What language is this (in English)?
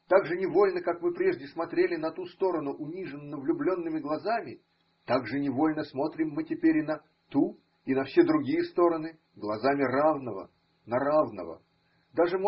Russian